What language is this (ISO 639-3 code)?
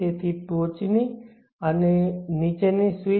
guj